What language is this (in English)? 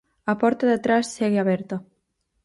Galician